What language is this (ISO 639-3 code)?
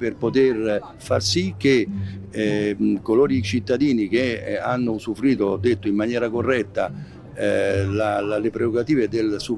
ita